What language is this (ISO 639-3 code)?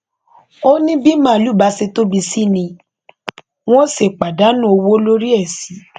yor